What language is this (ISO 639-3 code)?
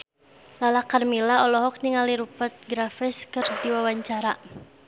sun